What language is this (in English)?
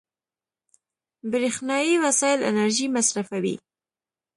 Pashto